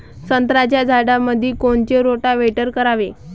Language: Marathi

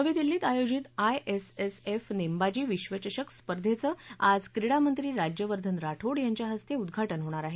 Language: Marathi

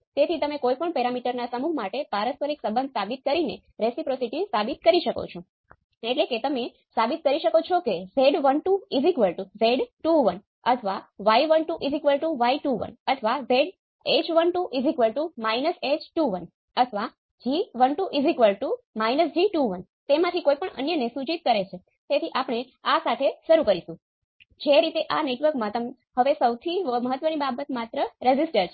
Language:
Gujarati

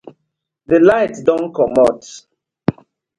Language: Nigerian Pidgin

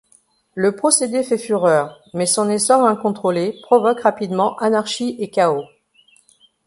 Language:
French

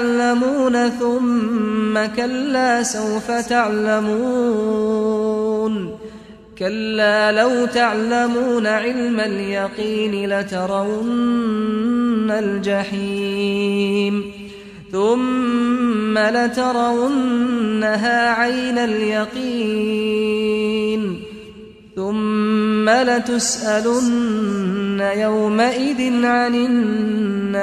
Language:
Arabic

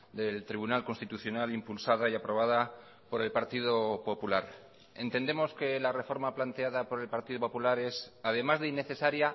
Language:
Spanish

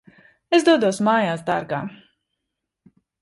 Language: Latvian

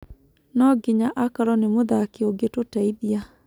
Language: Kikuyu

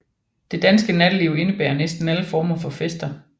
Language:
Danish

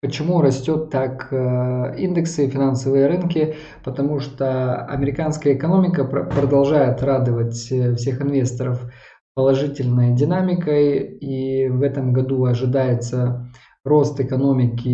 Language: Russian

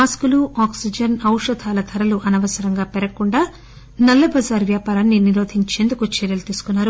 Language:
Telugu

